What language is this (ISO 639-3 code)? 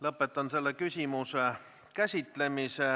est